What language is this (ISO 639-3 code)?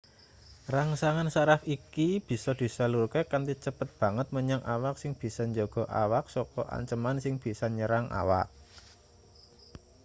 jav